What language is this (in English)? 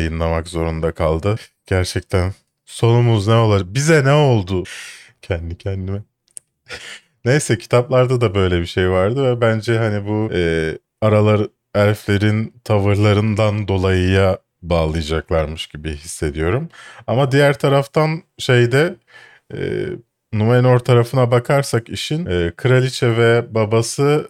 Turkish